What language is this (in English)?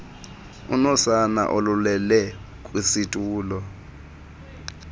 Xhosa